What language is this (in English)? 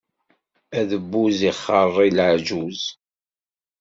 Kabyle